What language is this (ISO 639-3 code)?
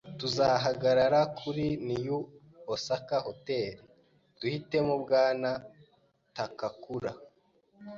kin